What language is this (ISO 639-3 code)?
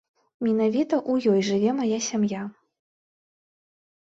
bel